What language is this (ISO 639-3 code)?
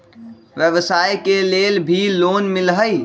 mag